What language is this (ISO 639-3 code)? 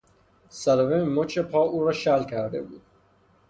fas